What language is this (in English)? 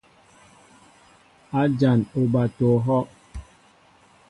Mbo (Cameroon)